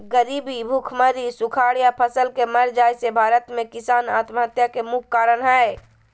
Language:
Magahi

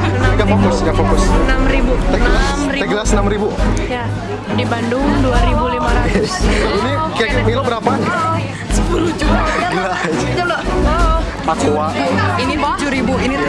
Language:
Indonesian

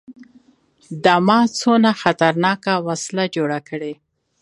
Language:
Pashto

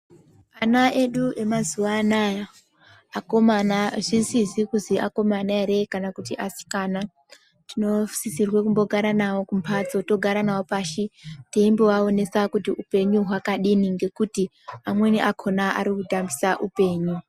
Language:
Ndau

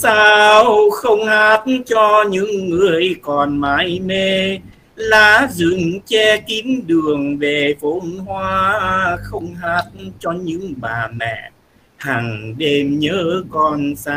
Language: Vietnamese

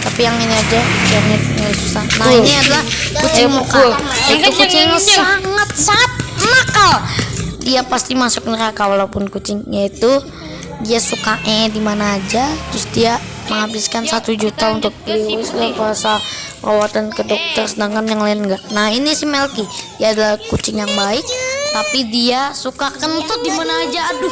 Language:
Indonesian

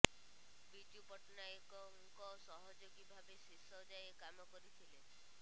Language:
Odia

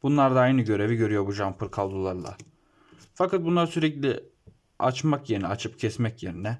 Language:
Turkish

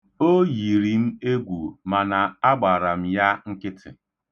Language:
Igbo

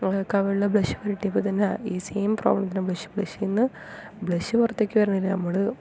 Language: Malayalam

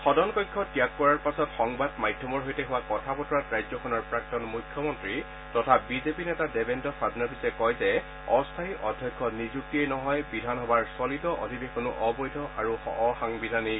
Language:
Assamese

